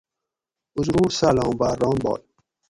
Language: Gawri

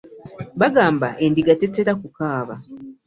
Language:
Ganda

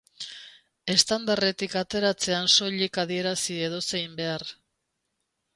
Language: Basque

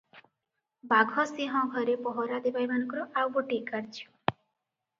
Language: Odia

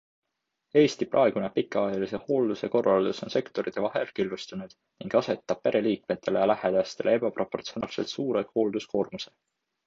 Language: Estonian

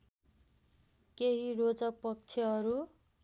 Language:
Nepali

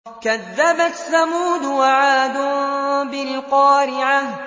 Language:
Arabic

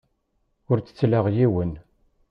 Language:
Kabyle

